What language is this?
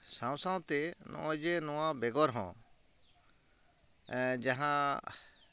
Santali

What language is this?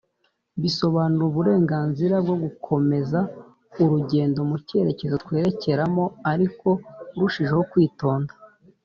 Kinyarwanda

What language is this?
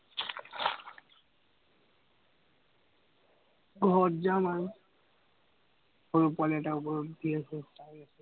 Assamese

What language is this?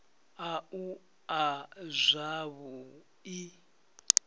Venda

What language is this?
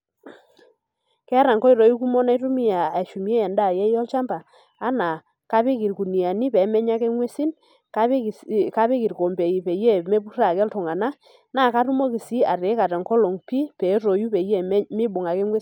Masai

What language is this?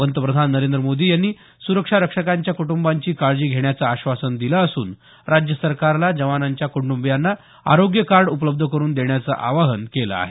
Marathi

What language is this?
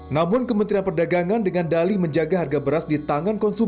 Indonesian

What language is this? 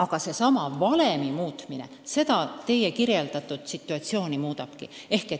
Estonian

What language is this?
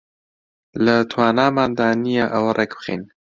Central Kurdish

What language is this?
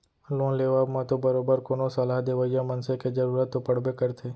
Chhattisgarhi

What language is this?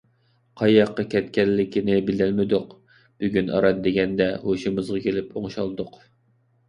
Uyghur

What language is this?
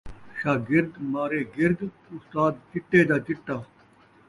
Saraiki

